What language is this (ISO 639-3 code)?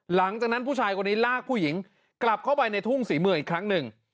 tha